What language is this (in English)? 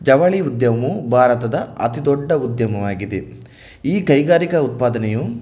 Kannada